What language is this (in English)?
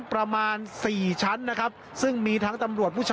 Thai